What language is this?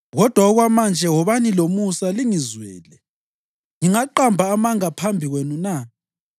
North Ndebele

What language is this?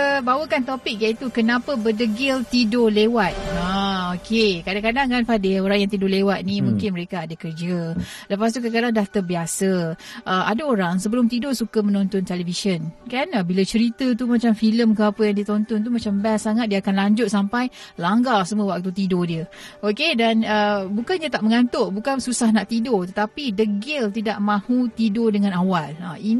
Malay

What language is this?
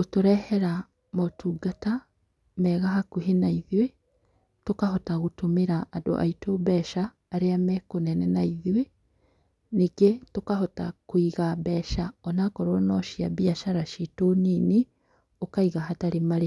Kikuyu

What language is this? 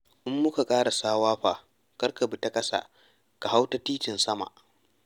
Hausa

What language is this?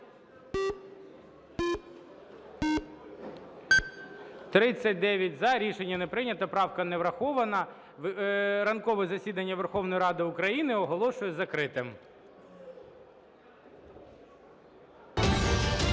Ukrainian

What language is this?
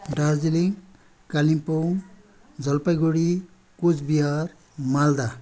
Nepali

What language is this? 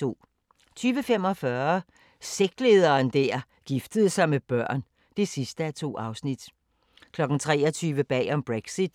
Danish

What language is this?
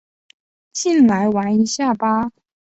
Chinese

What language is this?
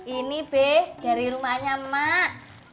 Indonesian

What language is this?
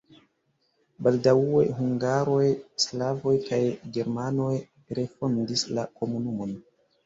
Esperanto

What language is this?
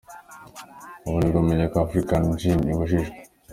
Kinyarwanda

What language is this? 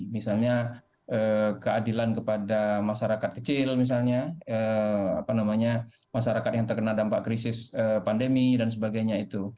Indonesian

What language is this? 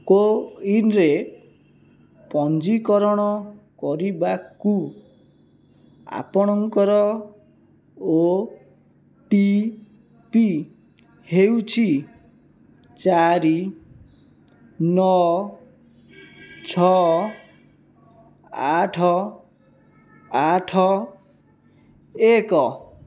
Odia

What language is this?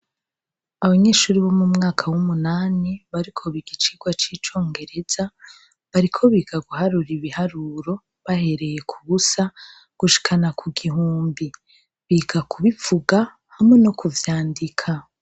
Rundi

